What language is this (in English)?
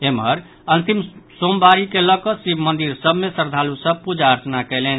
Maithili